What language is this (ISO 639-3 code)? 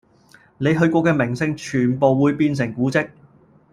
yue